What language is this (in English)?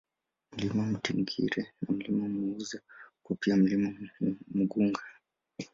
Swahili